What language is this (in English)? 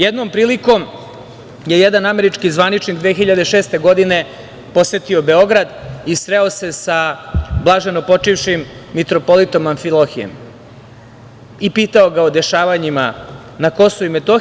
Serbian